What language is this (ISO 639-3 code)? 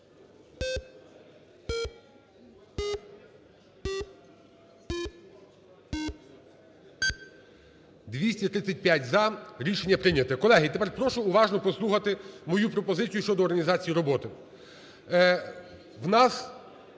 ukr